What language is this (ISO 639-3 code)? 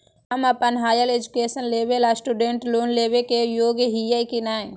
mag